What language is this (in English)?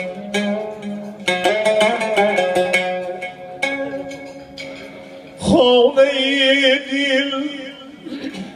Arabic